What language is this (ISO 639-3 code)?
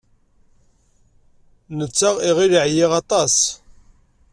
kab